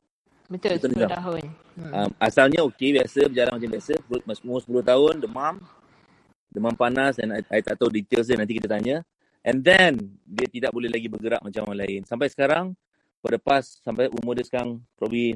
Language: Malay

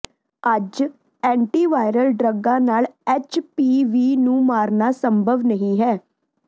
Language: Punjabi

